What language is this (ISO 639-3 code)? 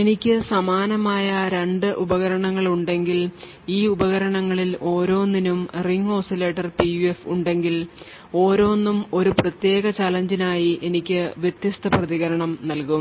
mal